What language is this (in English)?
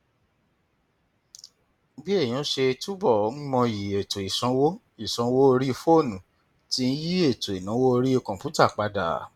Yoruba